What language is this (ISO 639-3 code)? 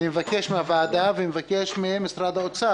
heb